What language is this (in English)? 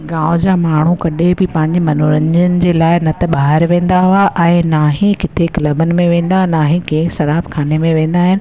Sindhi